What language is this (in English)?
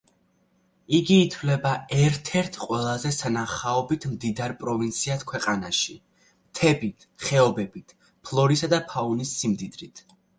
Georgian